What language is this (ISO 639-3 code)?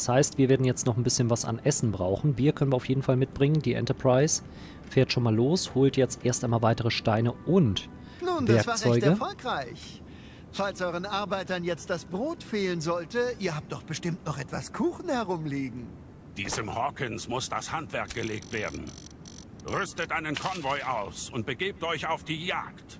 deu